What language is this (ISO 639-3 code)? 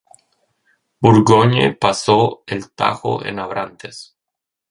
spa